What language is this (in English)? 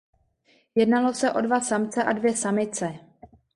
Czech